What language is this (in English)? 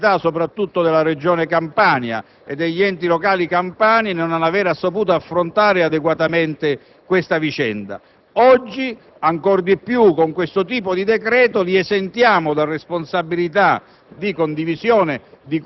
Italian